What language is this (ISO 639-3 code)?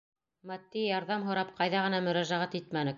bak